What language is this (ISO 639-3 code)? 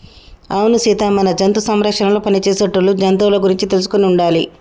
tel